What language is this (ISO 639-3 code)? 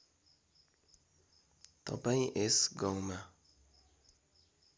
nep